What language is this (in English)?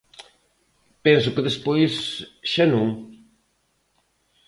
Galician